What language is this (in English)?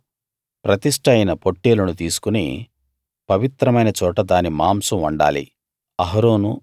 Telugu